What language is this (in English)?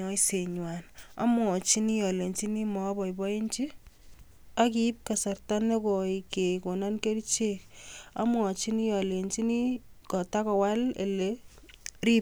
Kalenjin